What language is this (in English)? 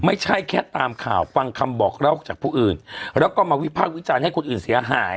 Thai